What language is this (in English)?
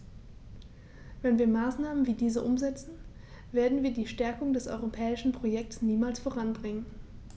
German